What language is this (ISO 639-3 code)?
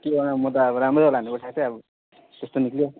nep